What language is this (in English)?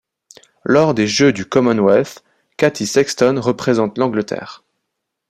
French